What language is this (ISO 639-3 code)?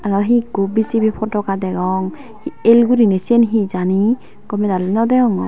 ccp